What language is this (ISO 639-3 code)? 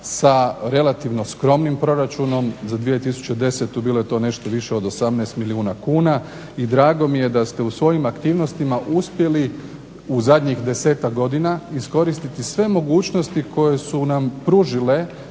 hrv